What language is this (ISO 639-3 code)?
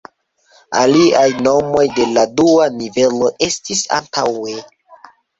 epo